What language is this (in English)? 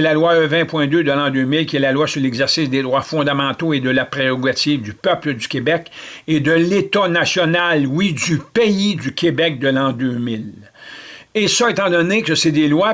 French